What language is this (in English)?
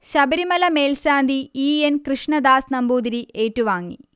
Malayalam